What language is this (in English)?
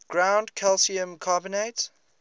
English